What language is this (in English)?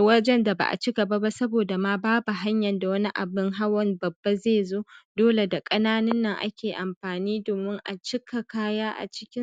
Hausa